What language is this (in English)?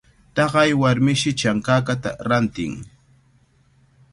Cajatambo North Lima Quechua